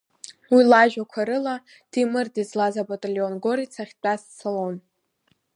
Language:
Abkhazian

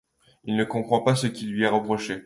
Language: French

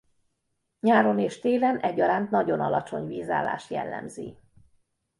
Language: Hungarian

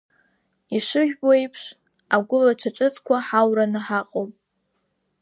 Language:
Abkhazian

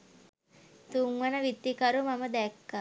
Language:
Sinhala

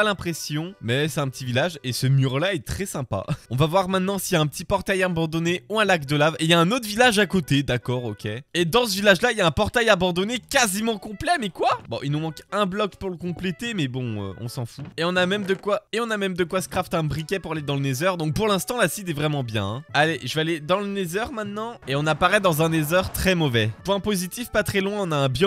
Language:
French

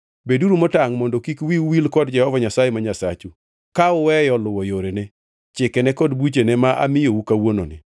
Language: Luo (Kenya and Tanzania)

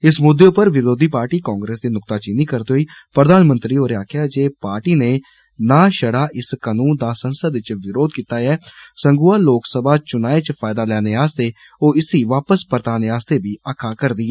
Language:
Dogri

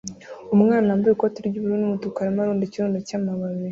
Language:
Kinyarwanda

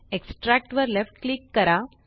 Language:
Marathi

